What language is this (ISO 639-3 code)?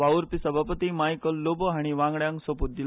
kok